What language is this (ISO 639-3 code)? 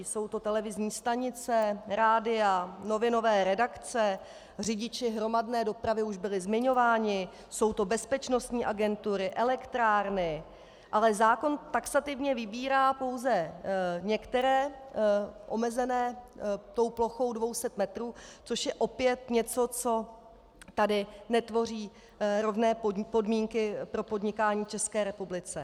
ces